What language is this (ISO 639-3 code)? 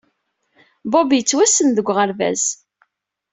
kab